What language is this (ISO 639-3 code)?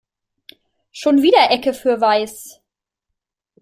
deu